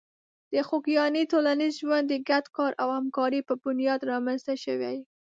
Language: Pashto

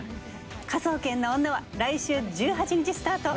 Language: Japanese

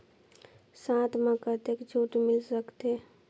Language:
Chhattisgarhi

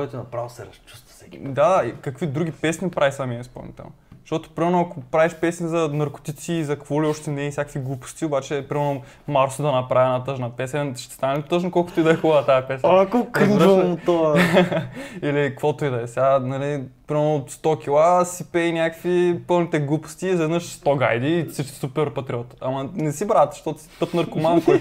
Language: Bulgarian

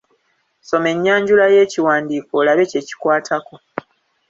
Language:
Ganda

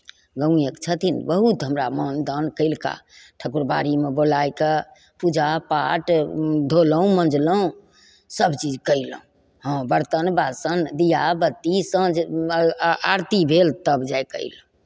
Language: Maithili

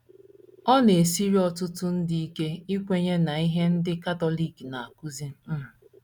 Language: Igbo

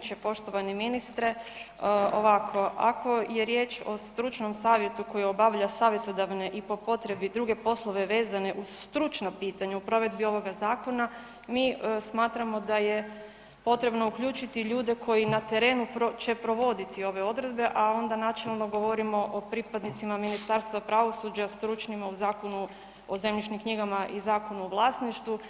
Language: Croatian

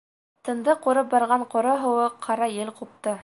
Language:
Bashkir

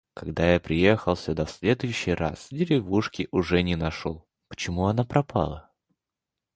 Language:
Russian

